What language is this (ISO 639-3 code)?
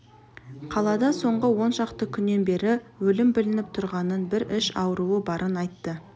kaz